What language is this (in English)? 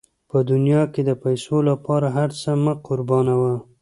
Pashto